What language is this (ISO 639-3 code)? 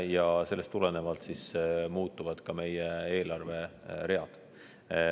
est